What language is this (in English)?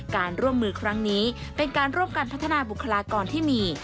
Thai